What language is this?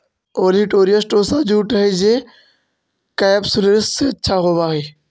Magahi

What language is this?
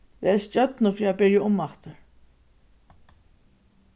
Faroese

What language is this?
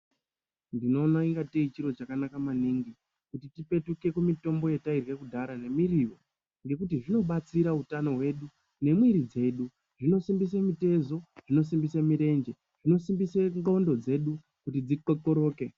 Ndau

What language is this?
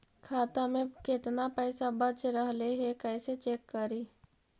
Magahi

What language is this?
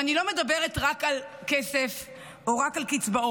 Hebrew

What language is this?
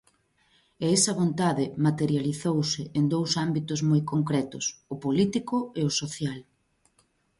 Galician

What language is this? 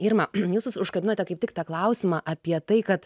Lithuanian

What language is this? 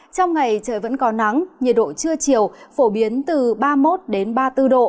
Vietnamese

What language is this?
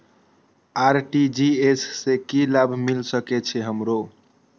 Maithili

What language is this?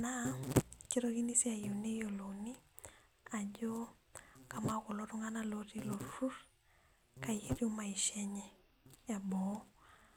Masai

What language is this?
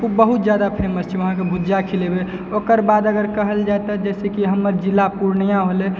Maithili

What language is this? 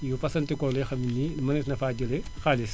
Wolof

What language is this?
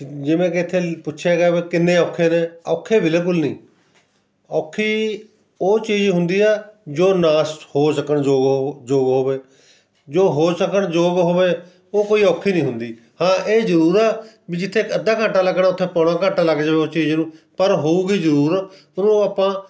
Punjabi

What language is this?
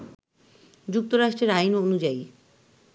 Bangla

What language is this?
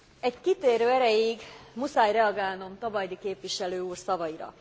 Hungarian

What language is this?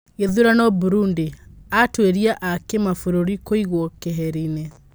Kikuyu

